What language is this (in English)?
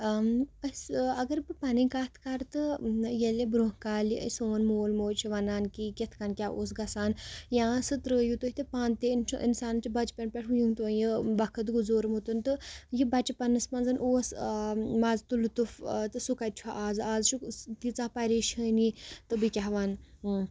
Kashmiri